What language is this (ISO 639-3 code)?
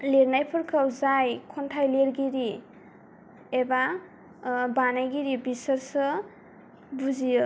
brx